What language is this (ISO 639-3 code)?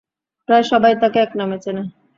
ben